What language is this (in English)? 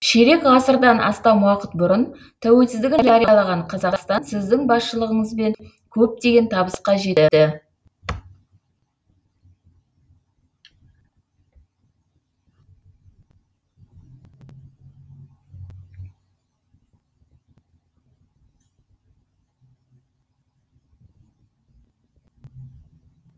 Kazakh